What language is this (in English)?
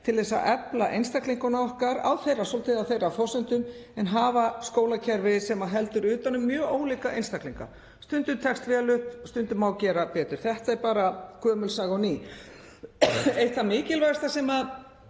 Icelandic